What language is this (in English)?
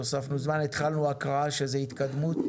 Hebrew